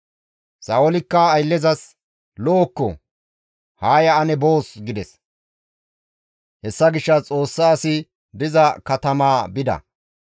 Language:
Gamo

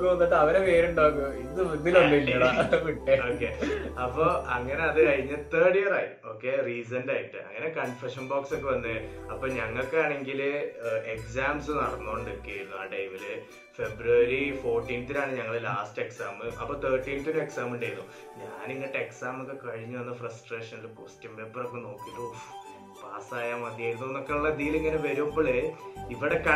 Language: Malayalam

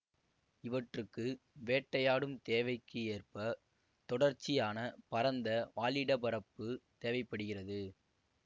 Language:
Tamil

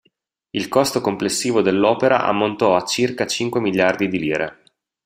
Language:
Italian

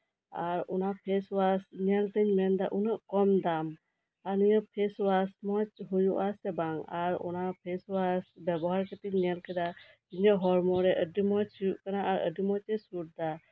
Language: Santali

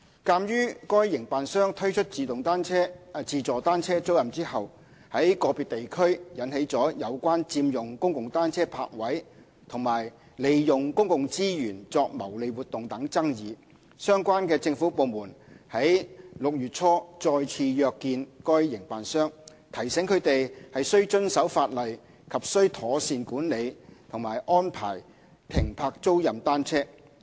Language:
Cantonese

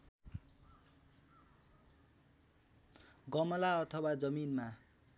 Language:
Nepali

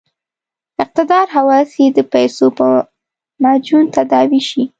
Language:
Pashto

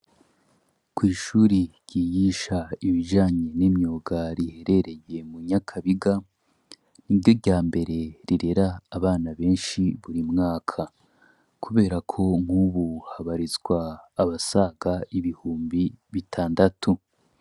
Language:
Rundi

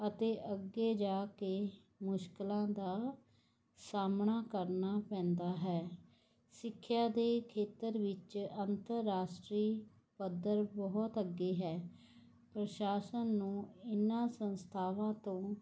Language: Punjabi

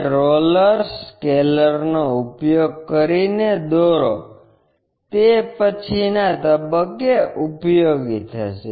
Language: Gujarati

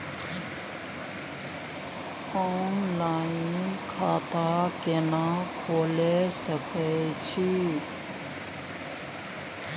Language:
Maithili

